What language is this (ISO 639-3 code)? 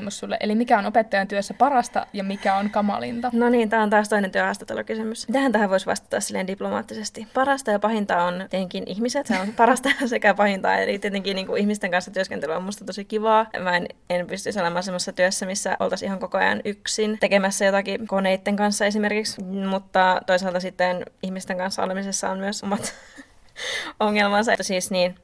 fin